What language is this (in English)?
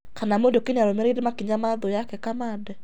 Kikuyu